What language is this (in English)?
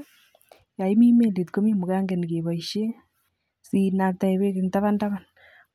Kalenjin